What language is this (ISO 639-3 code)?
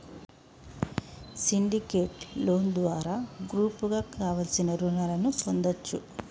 tel